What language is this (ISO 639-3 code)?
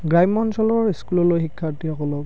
asm